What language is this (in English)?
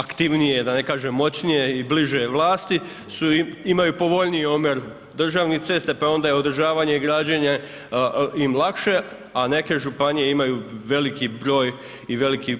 Croatian